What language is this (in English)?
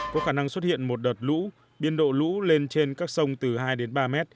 Vietnamese